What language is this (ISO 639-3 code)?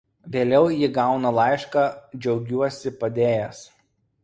lit